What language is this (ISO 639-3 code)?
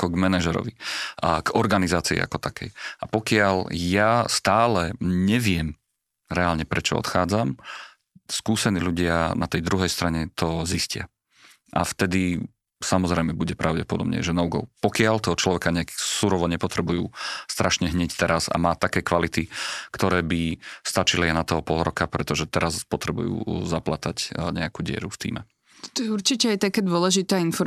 slk